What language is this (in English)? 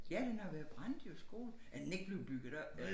Danish